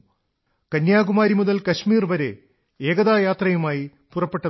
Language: Malayalam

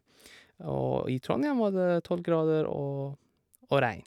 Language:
Norwegian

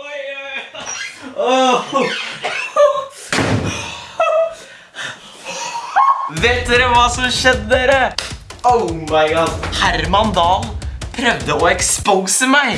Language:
Norwegian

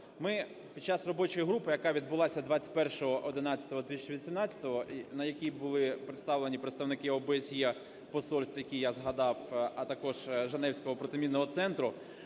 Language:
Ukrainian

